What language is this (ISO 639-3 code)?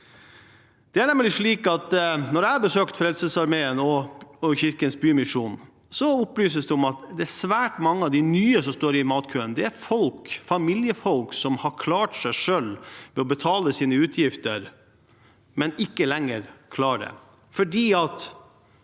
nor